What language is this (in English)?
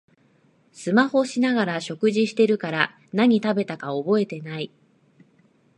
Japanese